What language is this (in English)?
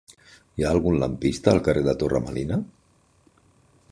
Catalan